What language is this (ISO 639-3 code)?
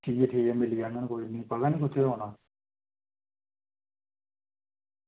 doi